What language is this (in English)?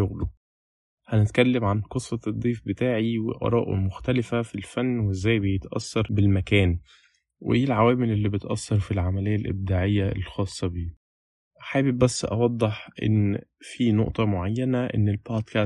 Arabic